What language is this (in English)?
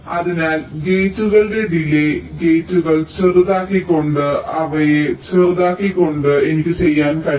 Malayalam